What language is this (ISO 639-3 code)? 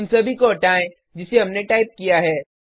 hin